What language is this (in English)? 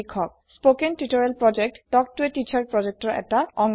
Assamese